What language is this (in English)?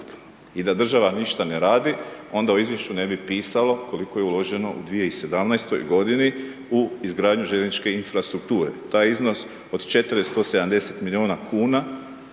Croatian